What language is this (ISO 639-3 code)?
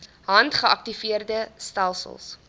afr